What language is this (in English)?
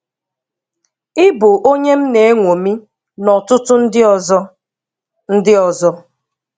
Igbo